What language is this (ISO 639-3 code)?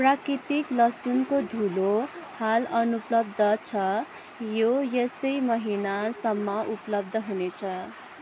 nep